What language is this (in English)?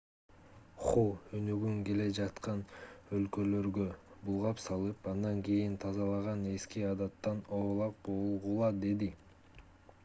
Kyrgyz